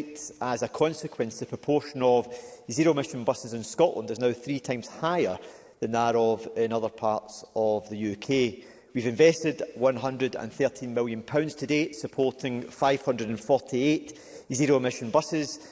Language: English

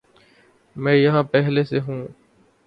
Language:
Urdu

